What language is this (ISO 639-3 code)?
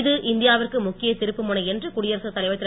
tam